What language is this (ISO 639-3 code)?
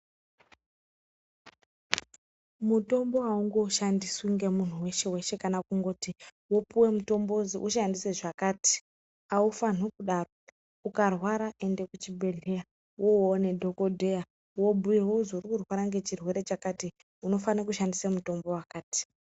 ndc